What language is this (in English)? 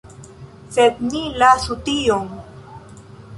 Esperanto